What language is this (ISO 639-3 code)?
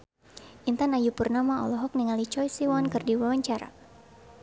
sun